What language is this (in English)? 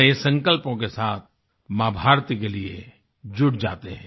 Hindi